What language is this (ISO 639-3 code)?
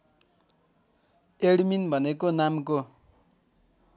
nep